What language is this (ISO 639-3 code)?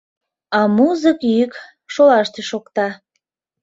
chm